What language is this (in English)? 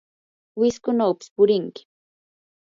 Yanahuanca Pasco Quechua